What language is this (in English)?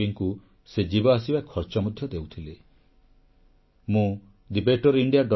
Odia